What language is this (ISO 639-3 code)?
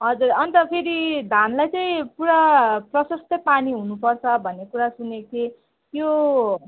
nep